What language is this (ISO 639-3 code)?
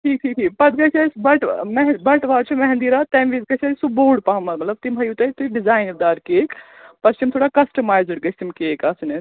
kas